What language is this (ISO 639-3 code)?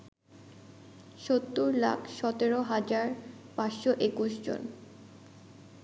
ben